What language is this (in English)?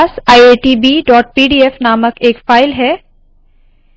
Hindi